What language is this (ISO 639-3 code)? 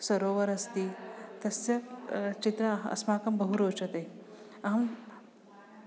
san